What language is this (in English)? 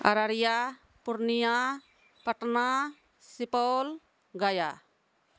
Maithili